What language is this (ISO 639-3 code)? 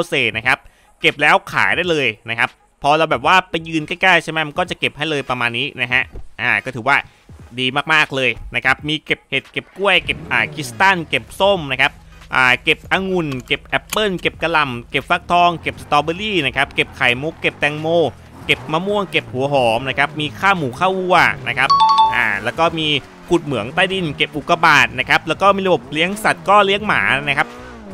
tha